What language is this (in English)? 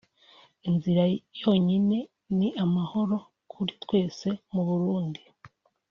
Kinyarwanda